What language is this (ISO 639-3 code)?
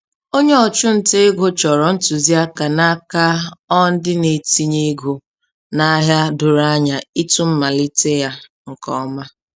ibo